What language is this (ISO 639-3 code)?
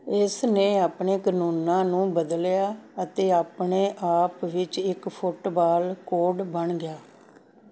pan